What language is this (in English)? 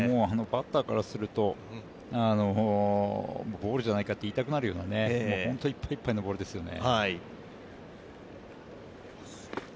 Japanese